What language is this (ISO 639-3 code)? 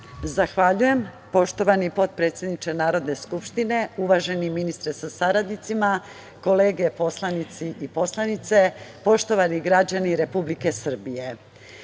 srp